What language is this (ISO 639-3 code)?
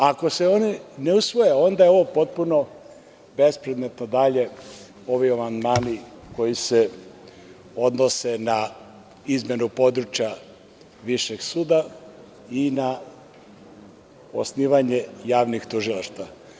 srp